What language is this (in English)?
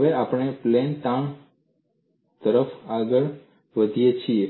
Gujarati